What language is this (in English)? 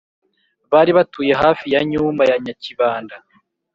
Kinyarwanda